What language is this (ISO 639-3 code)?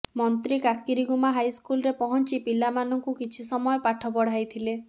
ori